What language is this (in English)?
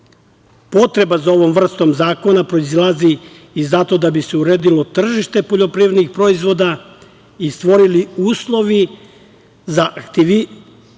Serbian